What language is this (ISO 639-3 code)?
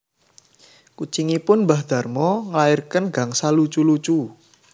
jav